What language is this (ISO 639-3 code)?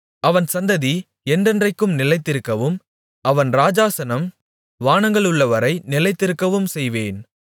tam